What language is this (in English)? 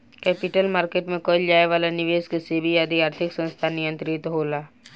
Bhojpuri